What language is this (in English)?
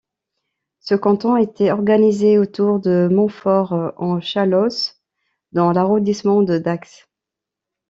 French